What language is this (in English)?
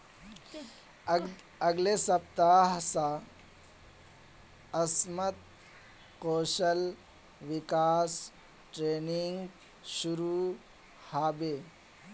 Magahi